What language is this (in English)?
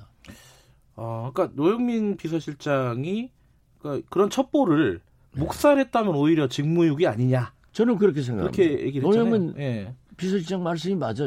Korean